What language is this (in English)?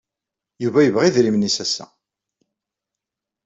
Kabyle